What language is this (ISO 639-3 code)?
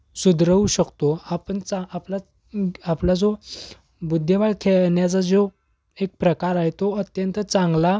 mar